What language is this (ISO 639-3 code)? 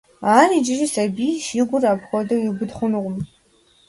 kbd